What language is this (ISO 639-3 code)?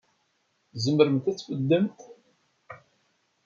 kab